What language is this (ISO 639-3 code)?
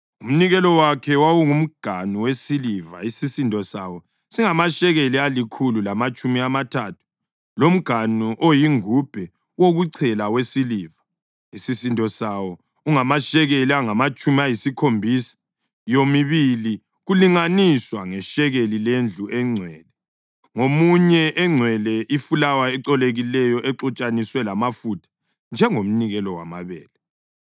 nde